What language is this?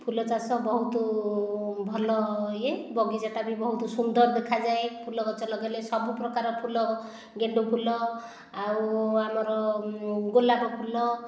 Odia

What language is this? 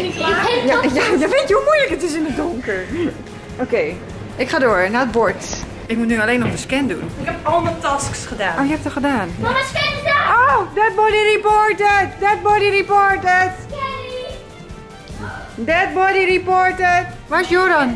Dutch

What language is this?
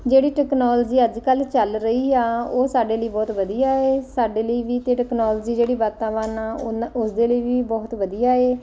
Punjabi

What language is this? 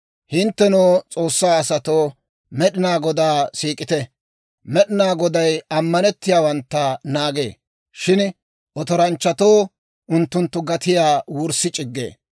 Dawro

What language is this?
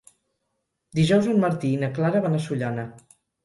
Catalan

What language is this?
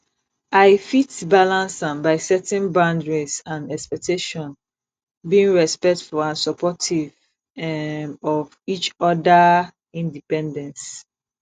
Nigerian Pidgin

